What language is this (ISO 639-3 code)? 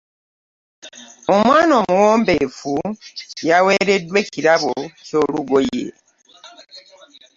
lug